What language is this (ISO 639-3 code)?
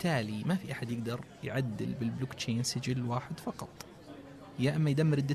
ara